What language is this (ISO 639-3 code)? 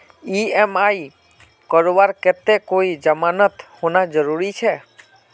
mag